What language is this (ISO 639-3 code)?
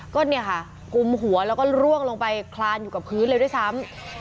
tha